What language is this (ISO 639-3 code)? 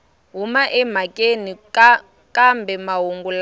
tso